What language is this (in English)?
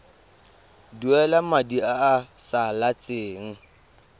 Tswana